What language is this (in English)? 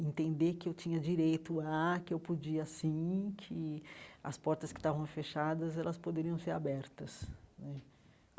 Portuguese